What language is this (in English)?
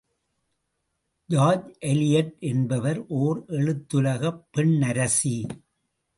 Tamil